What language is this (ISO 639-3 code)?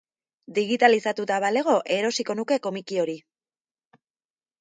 eus